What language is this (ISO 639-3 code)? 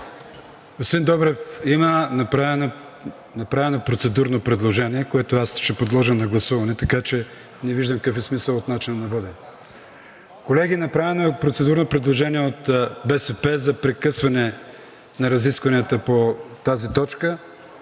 bul